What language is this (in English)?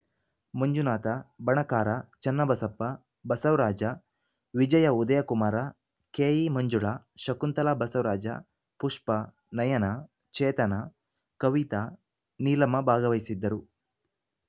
Kannada